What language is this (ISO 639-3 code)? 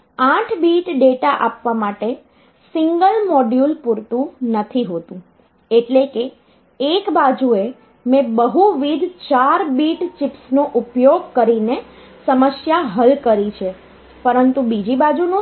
guj